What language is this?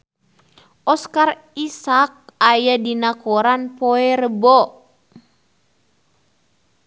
Sundanese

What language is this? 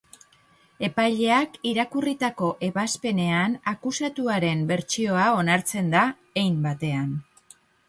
Basque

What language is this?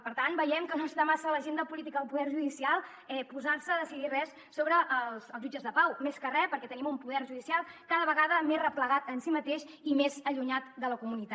Catalan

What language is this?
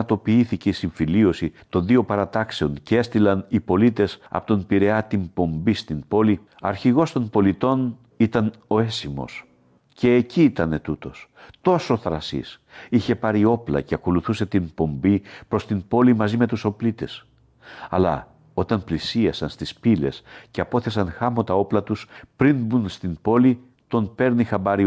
Greek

